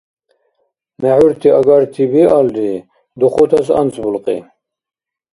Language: Dargwa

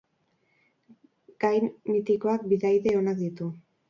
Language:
Basque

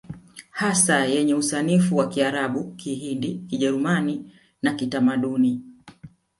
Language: Swahili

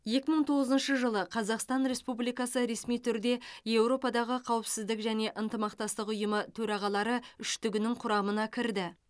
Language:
Kazakh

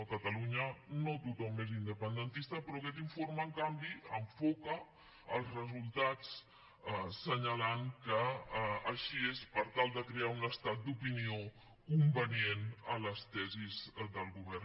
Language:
Catalan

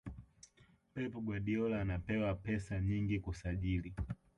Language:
Swahili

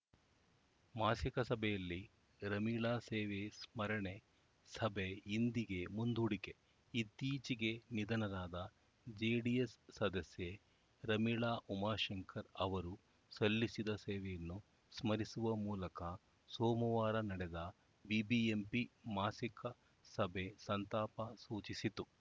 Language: Kannada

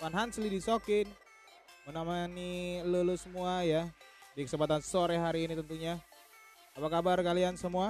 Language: Indonesian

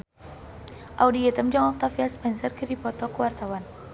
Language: Sundanese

